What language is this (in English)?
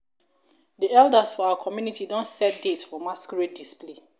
Nigerian Pidgin